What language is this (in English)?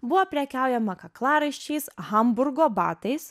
Lithuanian